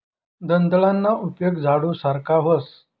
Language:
Marathi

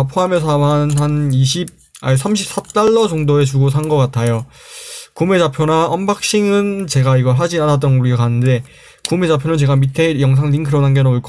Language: Korean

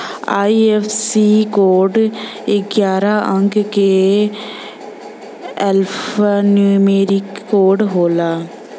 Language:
Bhojpuri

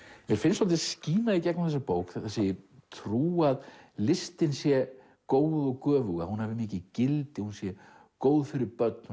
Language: Icelandic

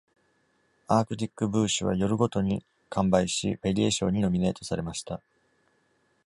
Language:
Japanese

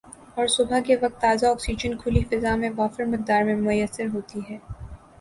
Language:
Urdu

